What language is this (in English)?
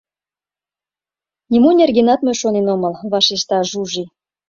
Mari